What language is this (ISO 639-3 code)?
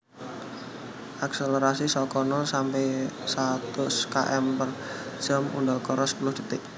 jav